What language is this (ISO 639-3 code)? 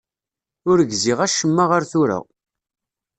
kab